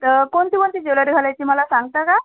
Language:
Marathi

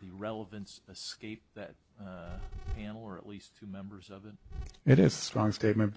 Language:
English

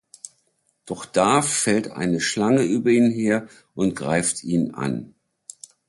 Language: German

